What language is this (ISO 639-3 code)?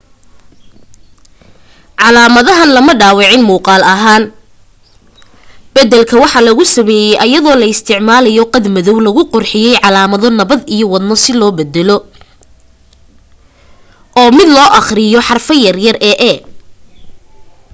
som